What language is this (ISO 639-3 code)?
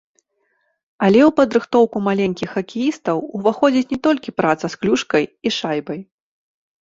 bel